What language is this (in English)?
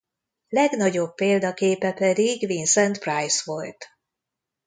Hungarian